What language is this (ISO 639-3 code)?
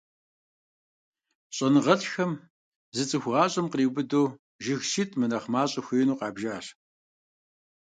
kbd